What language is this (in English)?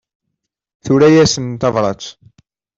Kabyle